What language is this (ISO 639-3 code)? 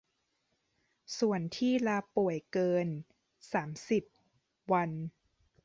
tha